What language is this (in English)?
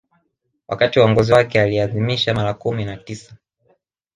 Swahili